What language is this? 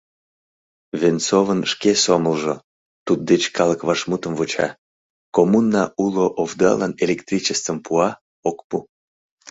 Mari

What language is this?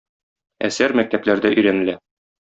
Tatar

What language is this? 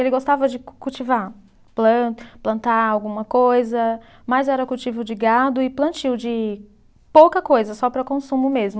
Portuguese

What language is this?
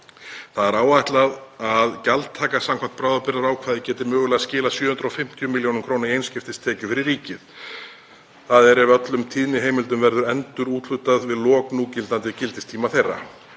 Icelandic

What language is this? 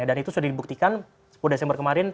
Indonesian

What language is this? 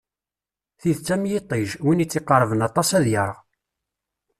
Kabyle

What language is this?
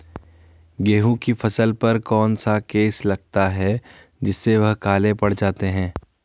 Hindi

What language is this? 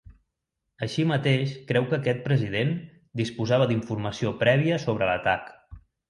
Catalan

